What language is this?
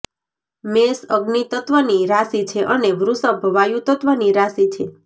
Gujarati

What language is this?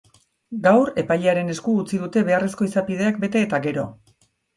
Basque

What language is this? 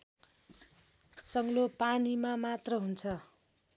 Nepali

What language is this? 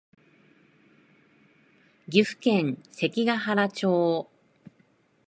Japanese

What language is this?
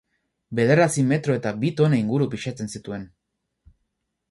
Basque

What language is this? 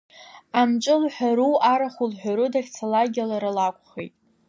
Abkhazian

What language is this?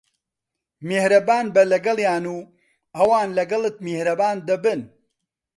Central Kurdish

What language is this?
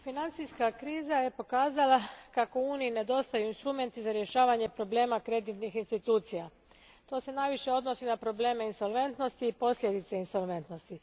Croatian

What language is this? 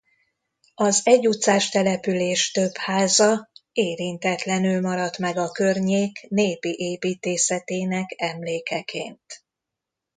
Hungarian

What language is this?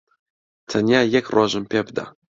Central Kurdish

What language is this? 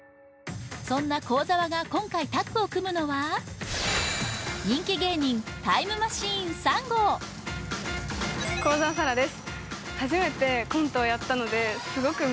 Japanese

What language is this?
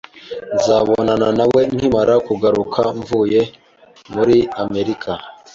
Kinyarwanda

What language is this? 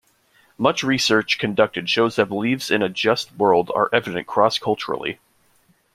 English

